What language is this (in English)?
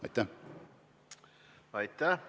Estonian